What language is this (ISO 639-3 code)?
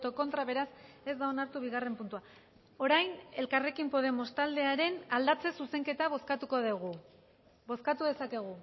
eus